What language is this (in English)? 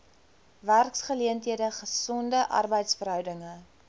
Afrikaans